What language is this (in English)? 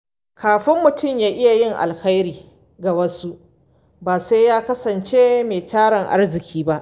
Hausa